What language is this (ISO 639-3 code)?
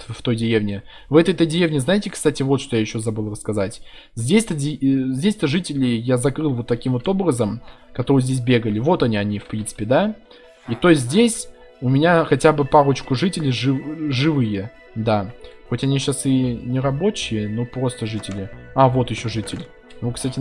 rus